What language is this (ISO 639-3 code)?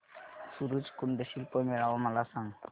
mar